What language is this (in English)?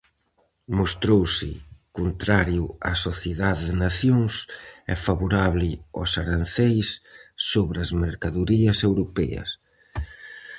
Galician